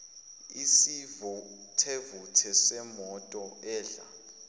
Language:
Zulu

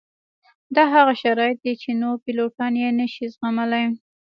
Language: Pashto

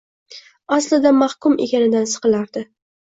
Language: Uzbek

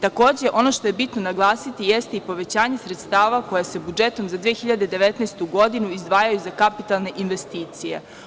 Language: Serbian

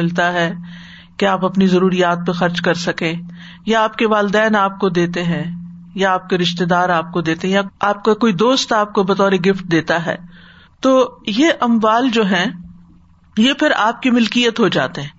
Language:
Urdu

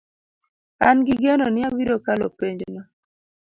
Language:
Luo (Kenya and Tanzania)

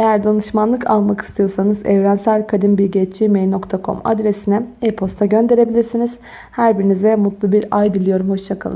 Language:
Turkish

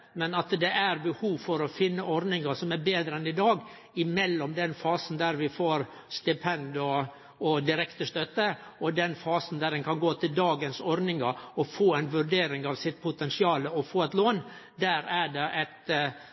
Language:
Norwegian Nynorsk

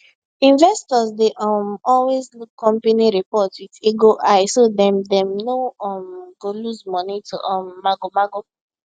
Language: Nigerian Pidgin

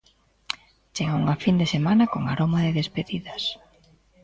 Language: Galician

